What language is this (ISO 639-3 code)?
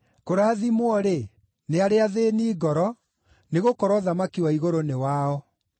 kik